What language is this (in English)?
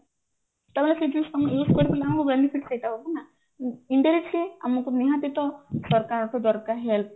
Odia